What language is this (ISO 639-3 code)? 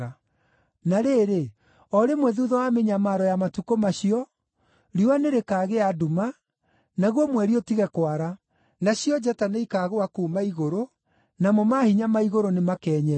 kik